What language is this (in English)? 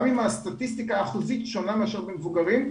Hebrew